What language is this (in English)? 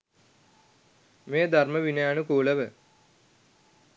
Sinhala